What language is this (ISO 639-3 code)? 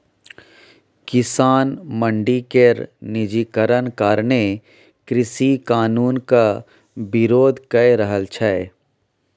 mai